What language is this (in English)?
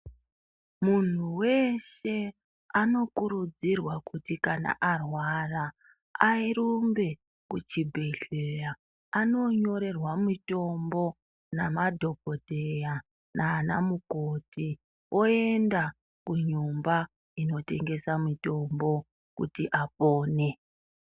Ndau